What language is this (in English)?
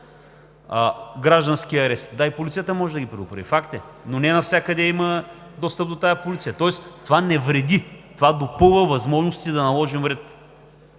Bulgarian